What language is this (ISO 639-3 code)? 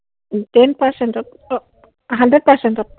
asm